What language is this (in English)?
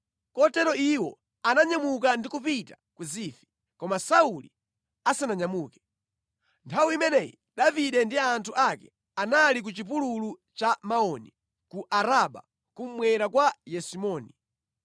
Nyanja